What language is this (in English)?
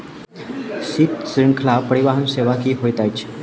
Maithili